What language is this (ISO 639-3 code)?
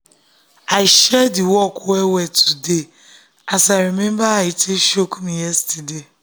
pcm